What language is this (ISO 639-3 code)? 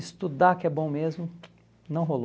por